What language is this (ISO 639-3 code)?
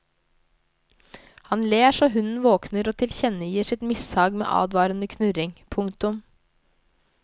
nor